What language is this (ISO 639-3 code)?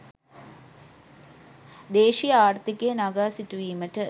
sin